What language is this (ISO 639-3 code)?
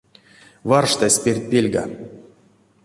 myv